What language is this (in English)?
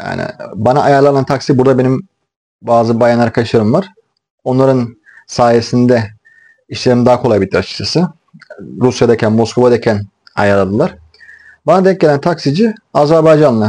Turkish